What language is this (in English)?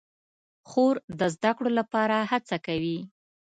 Pashto